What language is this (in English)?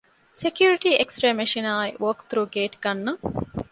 Divehi